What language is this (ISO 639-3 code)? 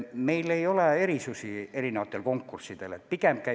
est